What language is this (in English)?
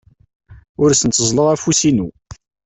Kabyle